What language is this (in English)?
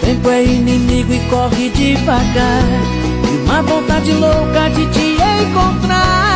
Vietnamese